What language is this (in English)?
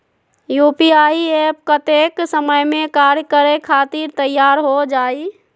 Magahi